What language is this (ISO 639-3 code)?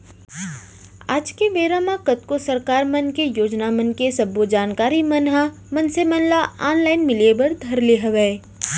hne